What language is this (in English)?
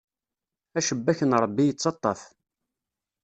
Kabyle